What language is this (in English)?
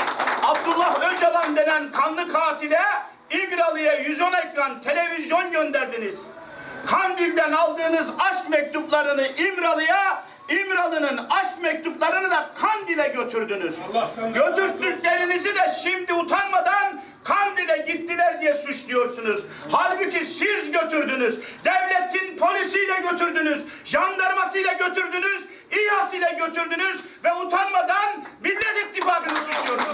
Turkish